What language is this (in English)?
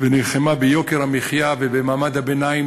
Hebrew